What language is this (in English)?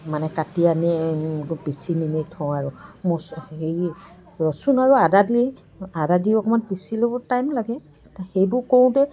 Assamese